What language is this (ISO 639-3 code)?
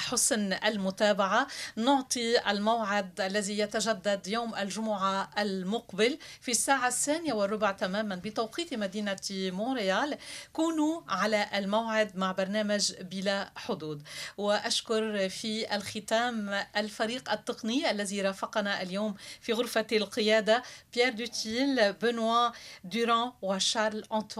ara